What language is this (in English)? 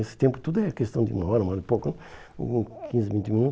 Portuguese